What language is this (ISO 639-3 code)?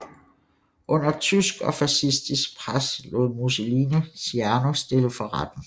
dan